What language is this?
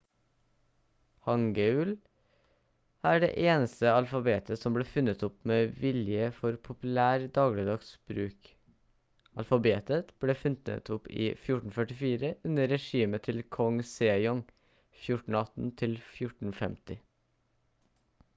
Norwegian Bokmål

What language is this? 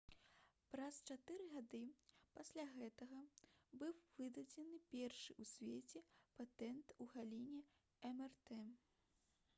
Belarusian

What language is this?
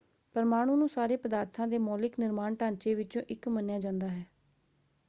Punjabi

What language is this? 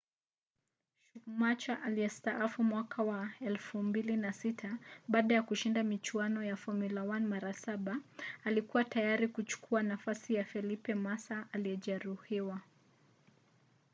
Swahili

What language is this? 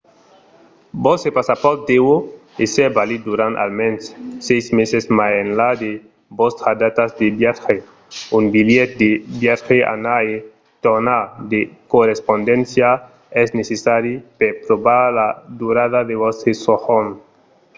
Occitan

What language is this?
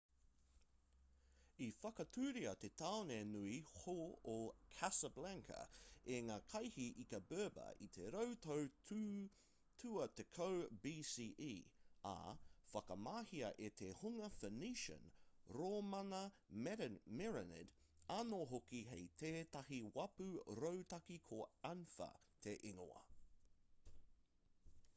Māori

